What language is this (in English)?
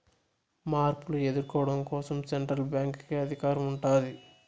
Telugu